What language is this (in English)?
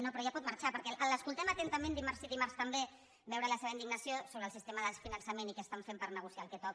Catalan